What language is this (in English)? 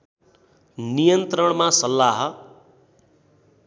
Nepali